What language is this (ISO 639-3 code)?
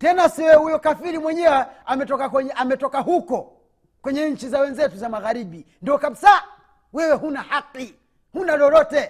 swa